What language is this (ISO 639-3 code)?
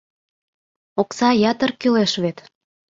chm